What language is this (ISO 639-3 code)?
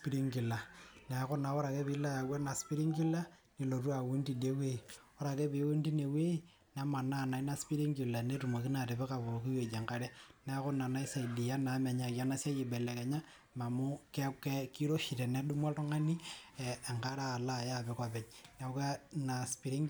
mas